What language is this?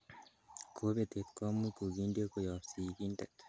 Kalenjin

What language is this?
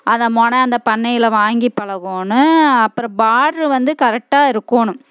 Tamil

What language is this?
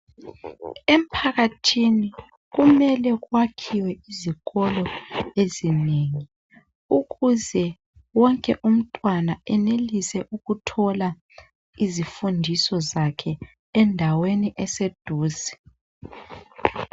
North Ndebele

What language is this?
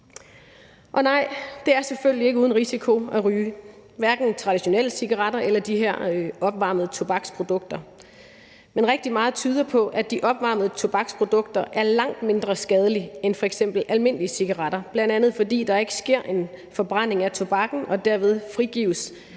Danish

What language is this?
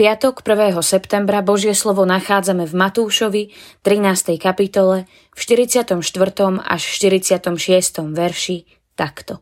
Slovak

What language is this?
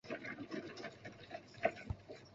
Chinese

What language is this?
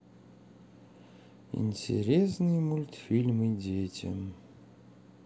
Russian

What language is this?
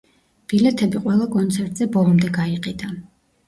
Georgian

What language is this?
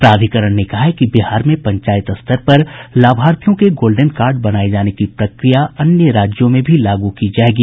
Hindi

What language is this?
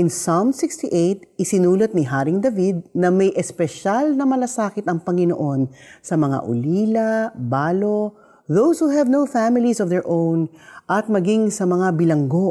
Filipino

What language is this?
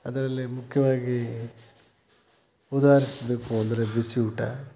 Kannada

